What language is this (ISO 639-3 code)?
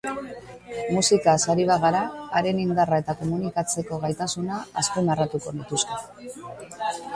eus